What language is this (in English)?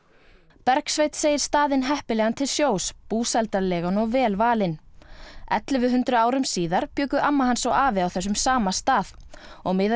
Icelandic